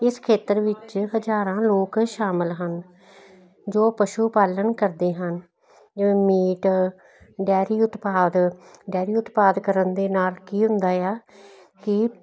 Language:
Punjabi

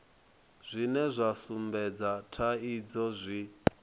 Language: Venda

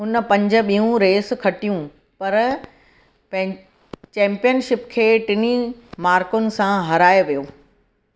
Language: Sindhi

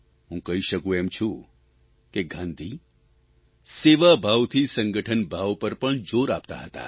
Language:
Gujarati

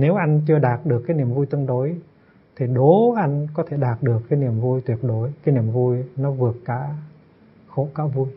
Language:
Vietnamese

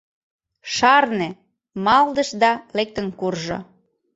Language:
Mari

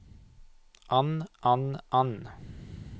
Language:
Norwegian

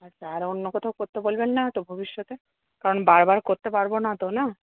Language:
Bangla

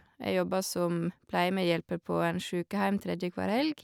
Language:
Norwegian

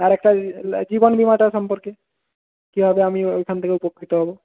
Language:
Bangla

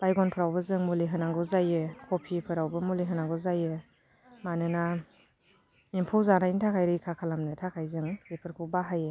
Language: Bodo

